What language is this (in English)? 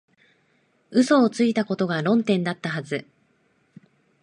Japanese